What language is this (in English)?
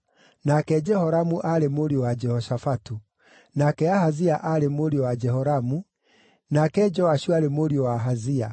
Kikuyu